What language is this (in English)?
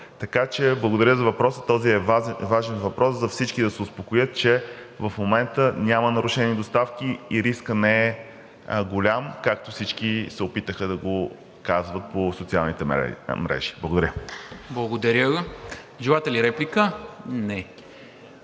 Bulgarian